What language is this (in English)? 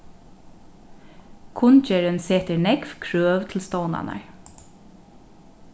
Faroese